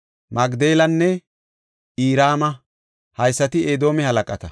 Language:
Gofa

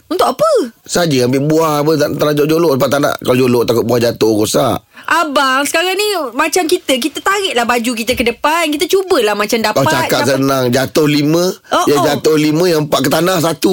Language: Malay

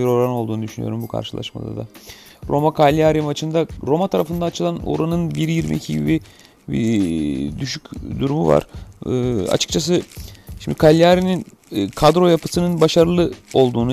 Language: Turkish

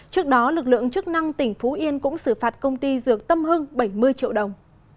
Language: Vietnamese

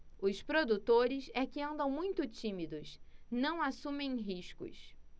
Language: Portuguese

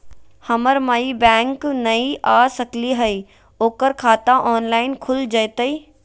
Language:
Magahi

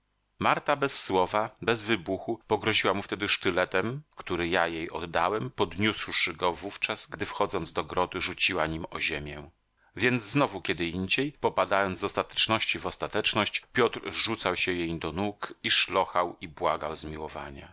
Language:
Polish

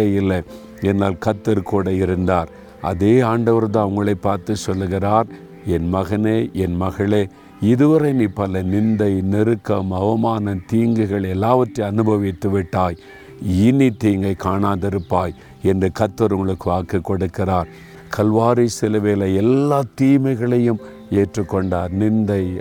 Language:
Tamil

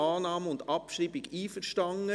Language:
Swiss German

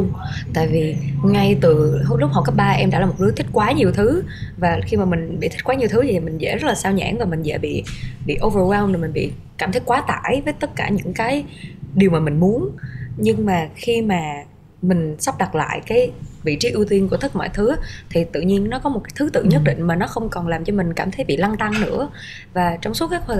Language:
Vietnamese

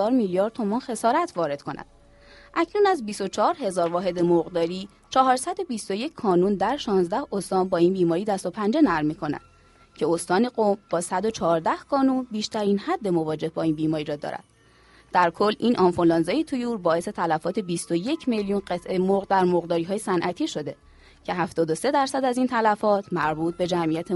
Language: Persian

